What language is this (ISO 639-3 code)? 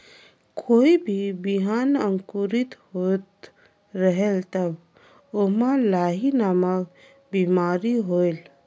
hne